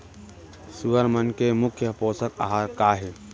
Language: Chhattisgarhi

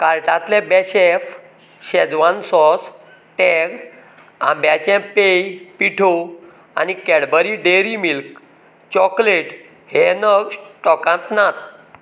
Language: Konkani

